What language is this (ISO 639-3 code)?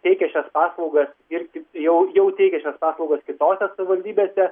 lit